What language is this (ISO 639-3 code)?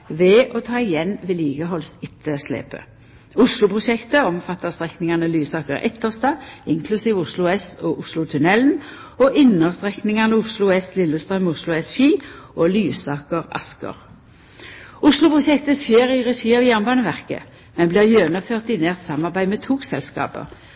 nno